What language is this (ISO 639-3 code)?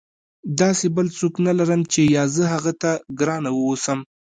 pus